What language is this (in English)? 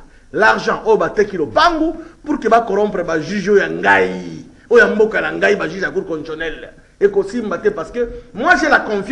French